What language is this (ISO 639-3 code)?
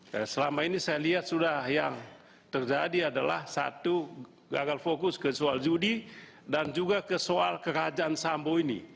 ind